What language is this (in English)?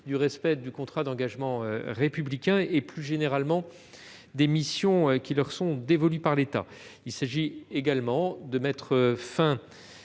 French